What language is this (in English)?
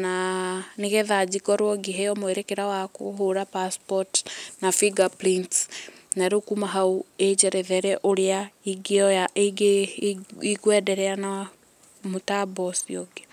Kikuyu